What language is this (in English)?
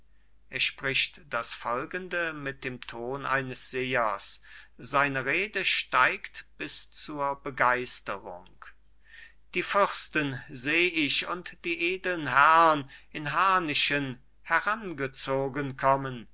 German